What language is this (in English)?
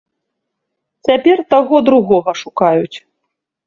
Belarusian